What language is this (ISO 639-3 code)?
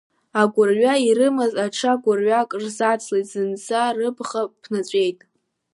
abk